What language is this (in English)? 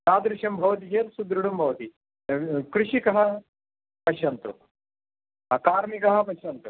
Sanskrit